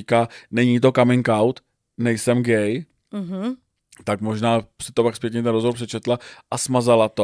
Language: Czech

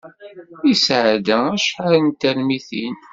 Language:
Kabyle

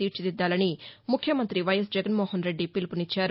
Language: Telugu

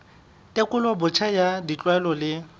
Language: Southern Sotho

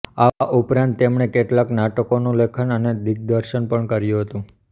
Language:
Gujarati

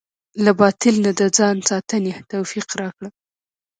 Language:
Pashto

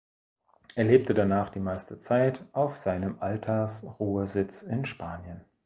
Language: German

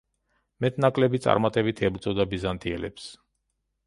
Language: Georgian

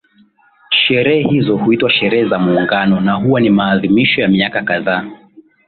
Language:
Swahili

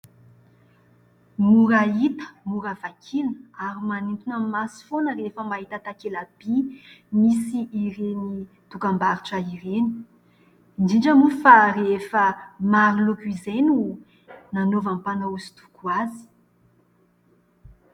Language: Malagasy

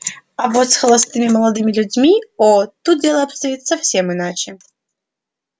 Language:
Russian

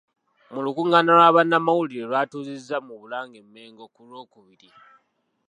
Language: Ganda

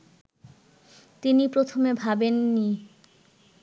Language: Bangla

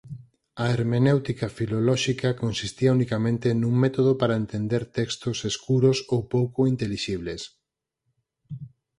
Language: Galician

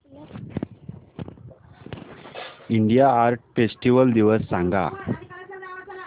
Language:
Marathi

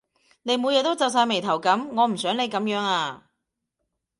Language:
Cantonese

